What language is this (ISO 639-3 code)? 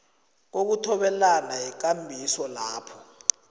nbl